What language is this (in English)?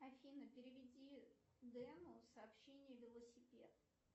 Russian